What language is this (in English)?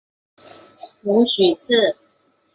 Chinese